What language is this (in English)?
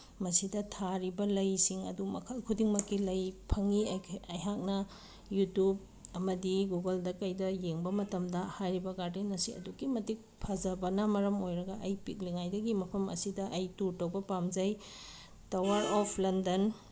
Manipuri